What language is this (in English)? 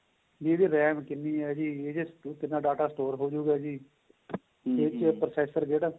Punjabi